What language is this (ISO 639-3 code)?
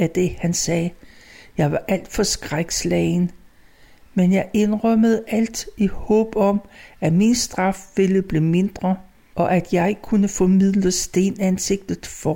dan